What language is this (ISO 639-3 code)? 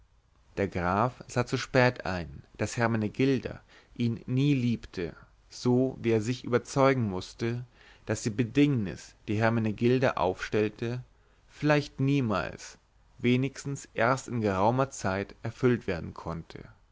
deu